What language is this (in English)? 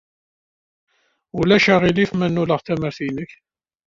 Kabyle